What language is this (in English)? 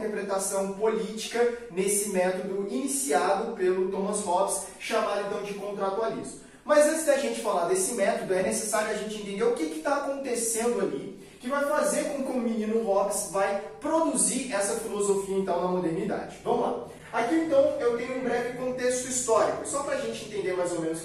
Portuguese